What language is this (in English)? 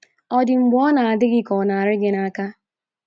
Igbo